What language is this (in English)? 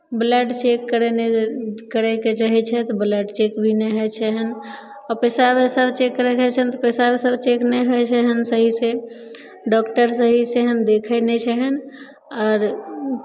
Maithili